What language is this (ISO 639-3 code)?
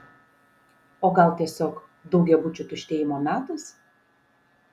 lit